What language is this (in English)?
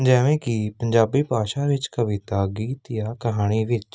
Punjabi